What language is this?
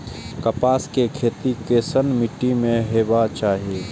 Maithili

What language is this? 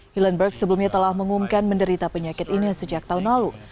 Indonesian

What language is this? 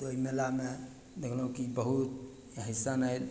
Maithili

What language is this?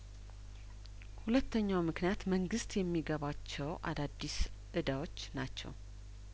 Amharic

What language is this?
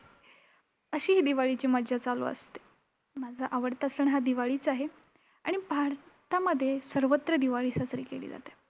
Marathi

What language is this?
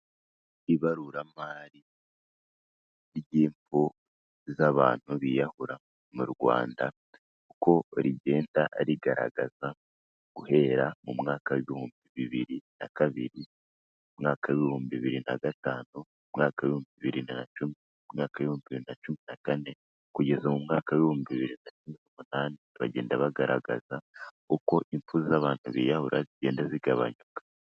Kinyarwanda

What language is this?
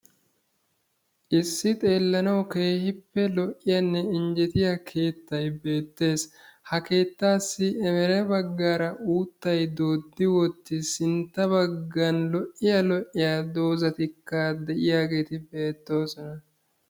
Wolaytta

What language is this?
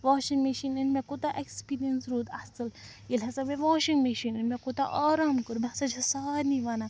Kashmiri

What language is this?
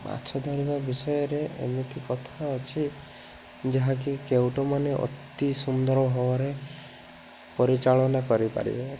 Odia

